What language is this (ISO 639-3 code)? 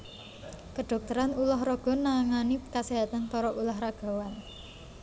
jav